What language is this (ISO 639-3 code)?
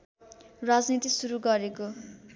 nep